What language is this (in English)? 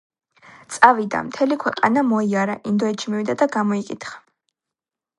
Georgian